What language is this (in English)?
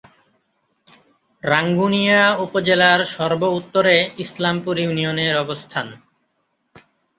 Bangla